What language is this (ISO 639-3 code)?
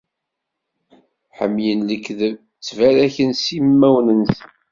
kab